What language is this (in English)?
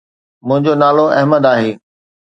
Sindhi